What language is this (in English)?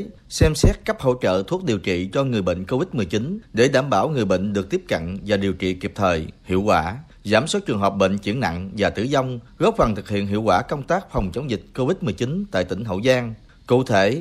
Vietnamese